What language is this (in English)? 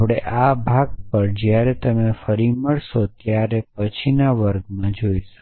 Gujarati